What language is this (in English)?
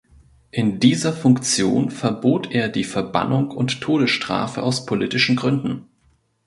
German